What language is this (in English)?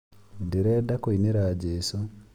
Kikuyu